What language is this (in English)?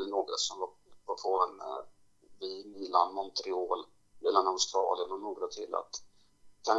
Swedish